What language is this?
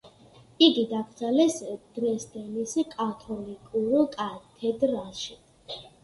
Georgian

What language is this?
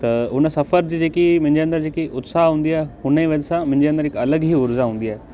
Sindhi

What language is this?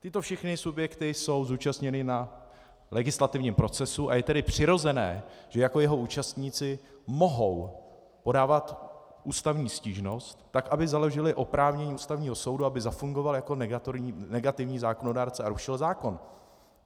Czech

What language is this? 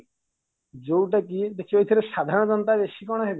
Odia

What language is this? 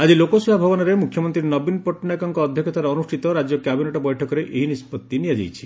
Odia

